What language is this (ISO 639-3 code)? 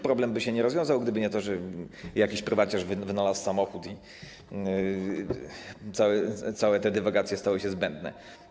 pol